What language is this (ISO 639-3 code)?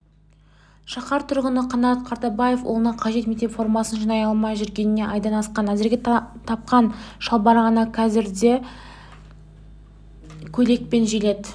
kaz